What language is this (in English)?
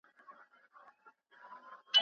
Pashto